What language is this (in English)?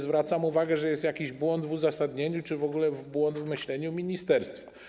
Polish